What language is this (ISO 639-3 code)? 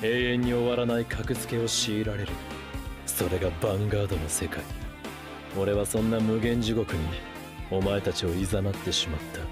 jpn